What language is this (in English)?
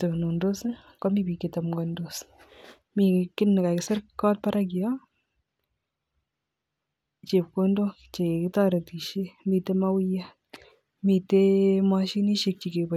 Kalenjin